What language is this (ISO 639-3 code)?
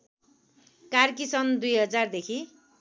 nep